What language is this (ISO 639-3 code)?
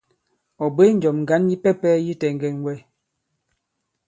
abb